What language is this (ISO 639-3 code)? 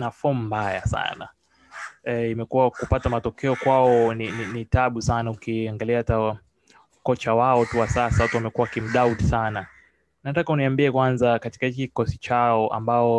swa